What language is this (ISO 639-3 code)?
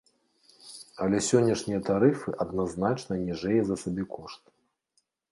bel